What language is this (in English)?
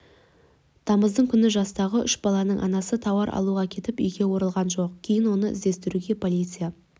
Kazakh